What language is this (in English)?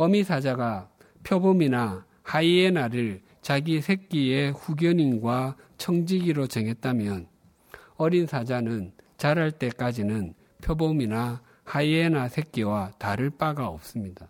Korean